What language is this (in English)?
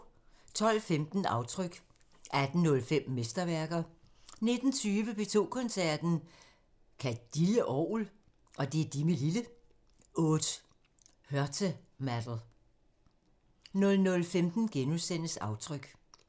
Danish